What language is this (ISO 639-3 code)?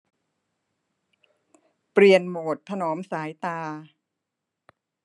tha